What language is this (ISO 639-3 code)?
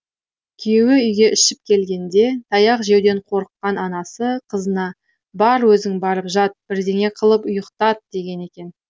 kaz